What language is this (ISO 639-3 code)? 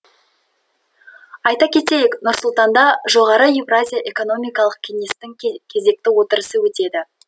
kaz